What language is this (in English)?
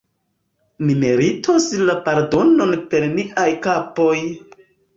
Esperanto